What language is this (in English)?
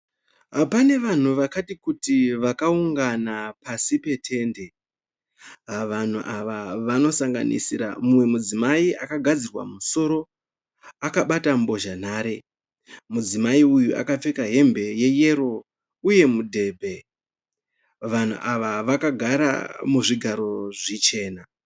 Shona